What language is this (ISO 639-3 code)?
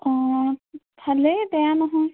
asm